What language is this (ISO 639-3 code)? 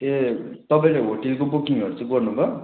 nep